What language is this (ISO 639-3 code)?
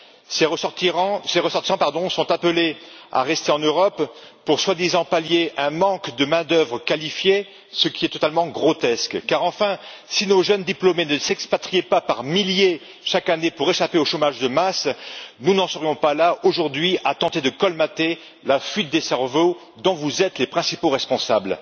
fra